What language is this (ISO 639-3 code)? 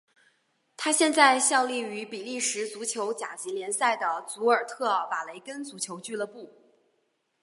zho